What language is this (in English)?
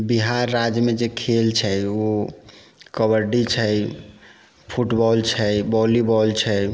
Maithili